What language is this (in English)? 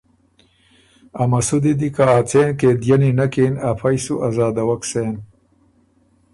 Ormuri